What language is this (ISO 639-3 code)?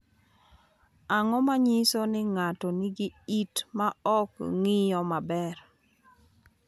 luo